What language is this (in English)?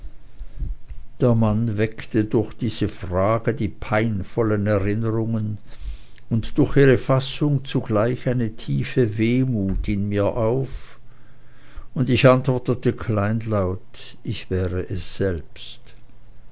German